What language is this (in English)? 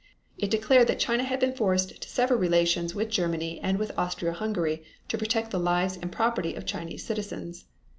English